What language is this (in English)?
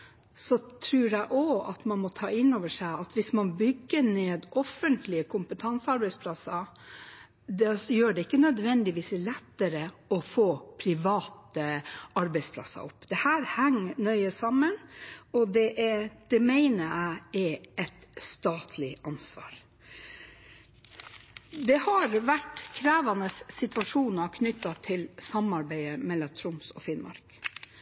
Norwegian Bokmål